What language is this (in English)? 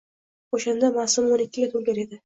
Uzbek